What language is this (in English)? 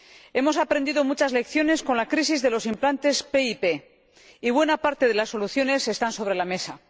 Spanish